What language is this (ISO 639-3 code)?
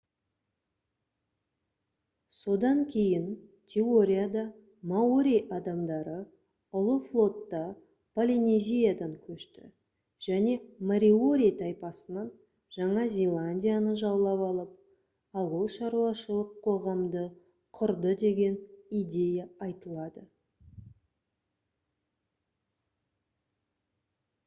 kaz